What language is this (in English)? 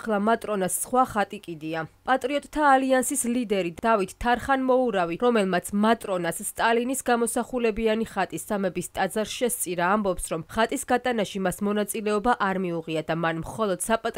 Arabic